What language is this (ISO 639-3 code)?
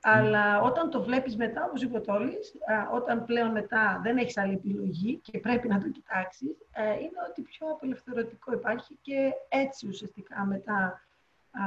ell